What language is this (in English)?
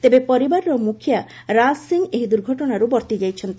Odia